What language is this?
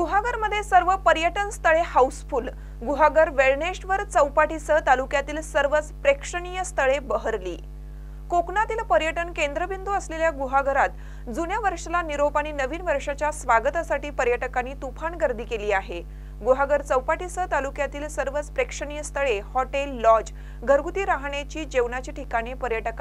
Marathi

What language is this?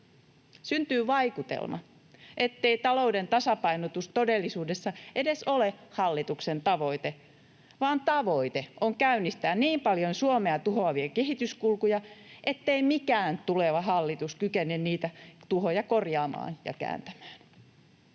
Finnish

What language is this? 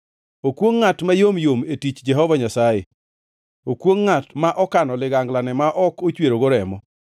Luo (Kenya and Tanzania)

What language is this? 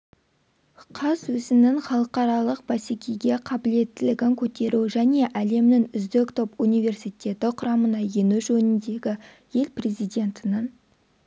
Kazakh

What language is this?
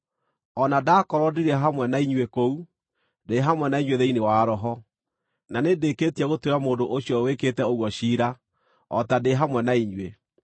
Kikuyu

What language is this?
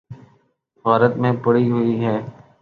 Urdu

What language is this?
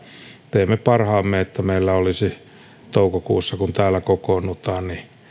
Finnish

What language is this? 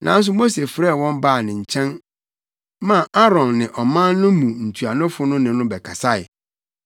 Akan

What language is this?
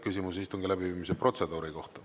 Estonian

